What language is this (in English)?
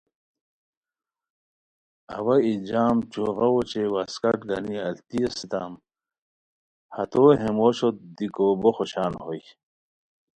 Khowar